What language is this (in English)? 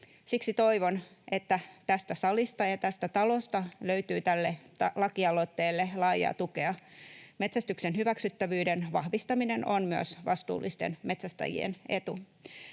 Finnish